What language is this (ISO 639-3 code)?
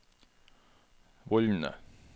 nor